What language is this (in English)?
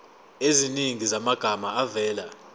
Zulu